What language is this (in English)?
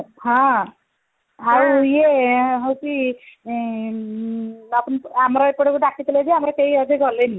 Odia